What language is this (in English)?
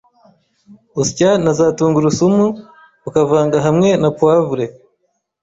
Kinyarwanda